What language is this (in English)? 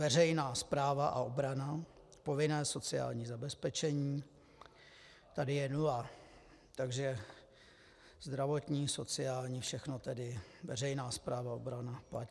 Czech